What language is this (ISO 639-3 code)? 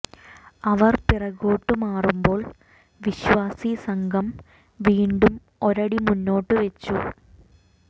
mal